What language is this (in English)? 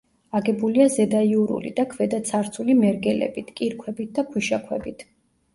Georgian